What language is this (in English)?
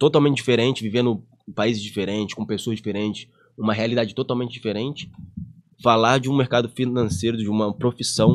Portuguese